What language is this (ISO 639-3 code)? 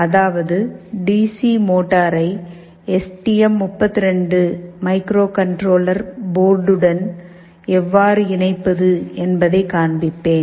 tam